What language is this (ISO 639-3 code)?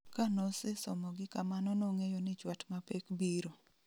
luo